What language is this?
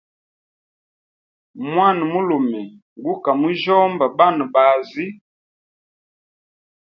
Hemba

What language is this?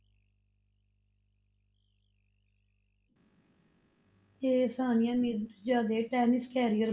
Punjabi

